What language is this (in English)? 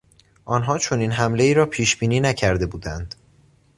Persian